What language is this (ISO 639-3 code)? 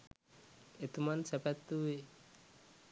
sin